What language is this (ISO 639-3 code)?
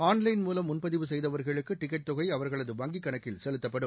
tam